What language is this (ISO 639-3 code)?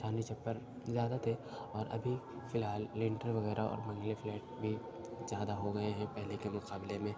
urd